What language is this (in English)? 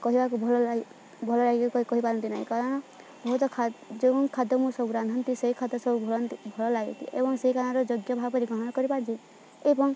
Odia